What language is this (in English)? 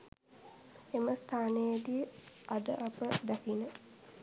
Sinhala